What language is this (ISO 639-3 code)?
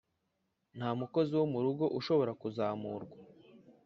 kin